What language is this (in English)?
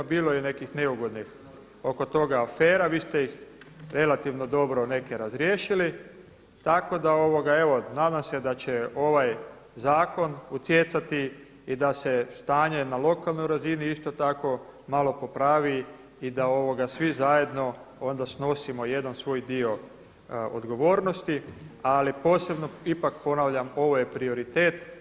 Croatian